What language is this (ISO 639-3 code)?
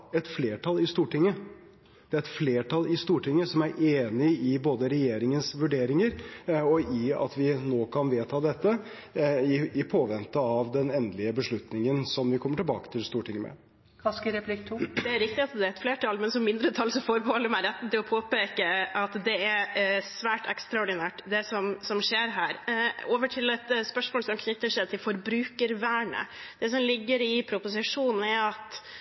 nob